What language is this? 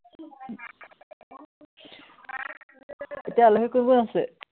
Assamese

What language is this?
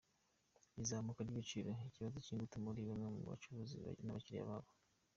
Kinyarwanda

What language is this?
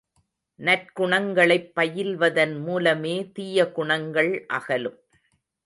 Tamil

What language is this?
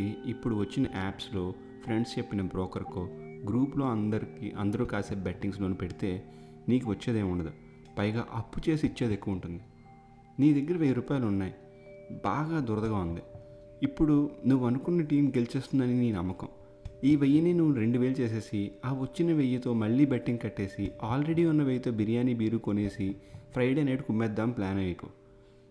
Telugu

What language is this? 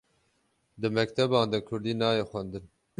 Kurdish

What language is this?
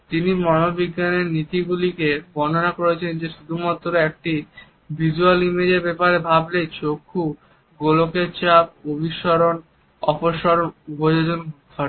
Bangla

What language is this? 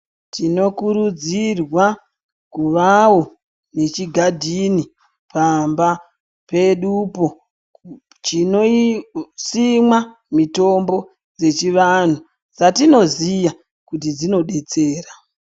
Ndau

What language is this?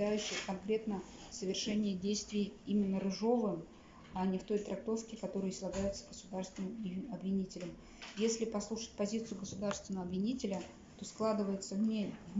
Russian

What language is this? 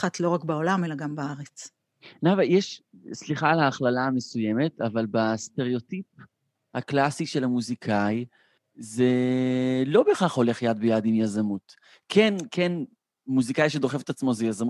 Hebrew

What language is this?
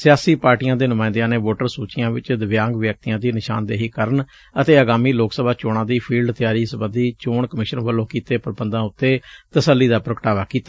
Punjabi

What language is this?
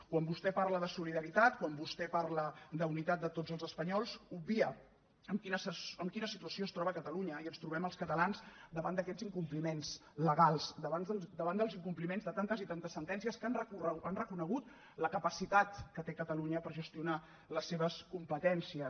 Catalan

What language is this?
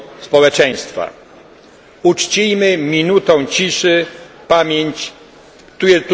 Polish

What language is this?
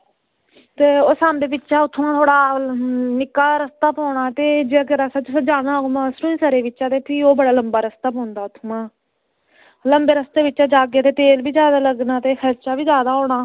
Dogri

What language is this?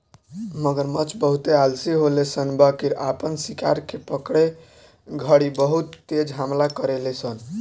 Bhojpuri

